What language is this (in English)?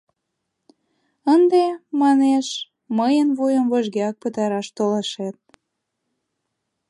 Mari